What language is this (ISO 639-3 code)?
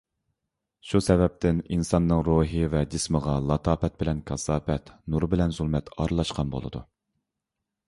uig